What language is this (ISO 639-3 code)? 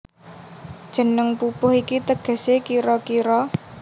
jav